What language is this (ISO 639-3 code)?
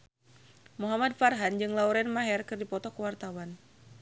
sun